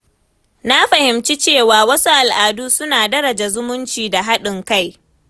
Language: Hausa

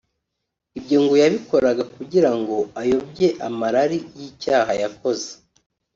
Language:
Kinyarwanda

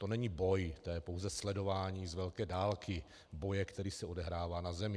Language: Czech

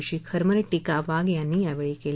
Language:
Marathi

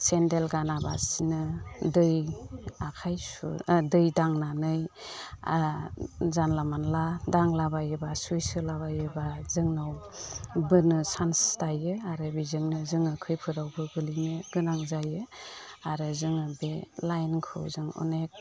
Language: Bodo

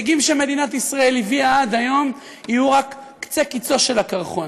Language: Hebrew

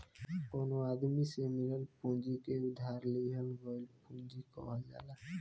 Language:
Bhojpuri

